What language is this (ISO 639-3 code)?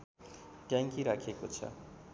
nep